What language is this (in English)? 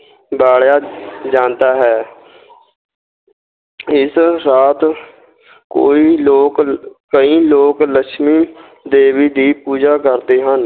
Punjabi